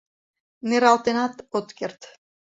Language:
Mari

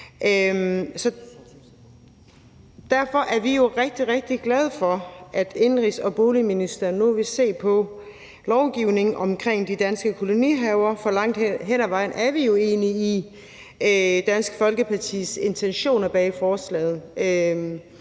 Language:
Danish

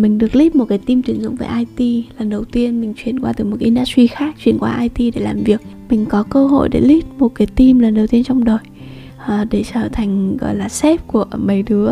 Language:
Vietnamese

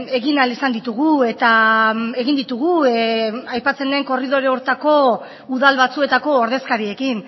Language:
Basque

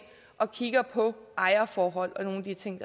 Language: Danish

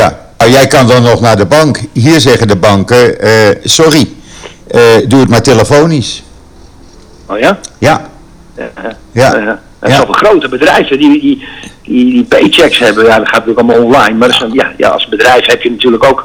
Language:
Dutch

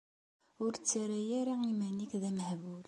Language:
Kabyle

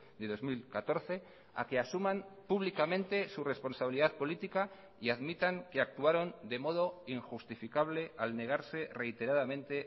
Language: Spanish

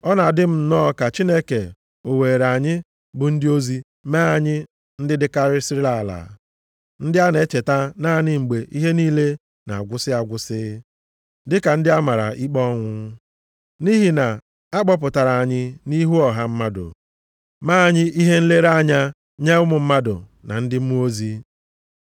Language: Igbo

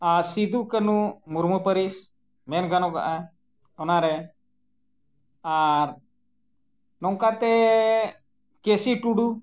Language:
Santali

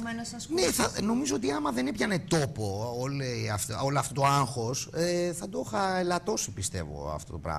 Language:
Greek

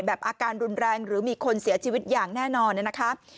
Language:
Thai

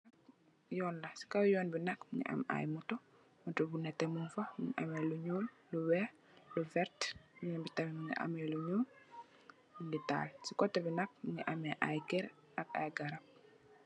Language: Wolof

